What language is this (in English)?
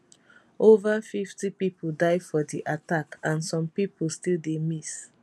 Nigerian Pidgin